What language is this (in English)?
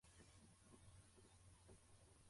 Kinyarwanda